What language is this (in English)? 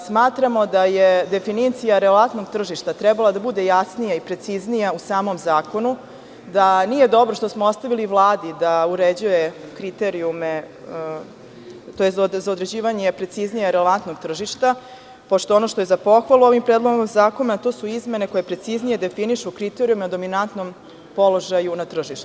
Serbian